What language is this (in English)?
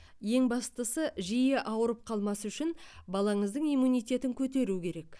Kazakh